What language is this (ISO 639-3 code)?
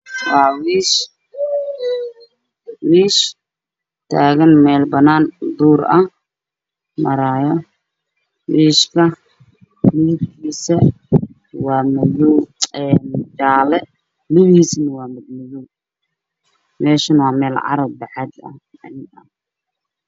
som